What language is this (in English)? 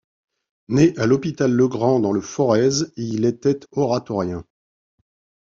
French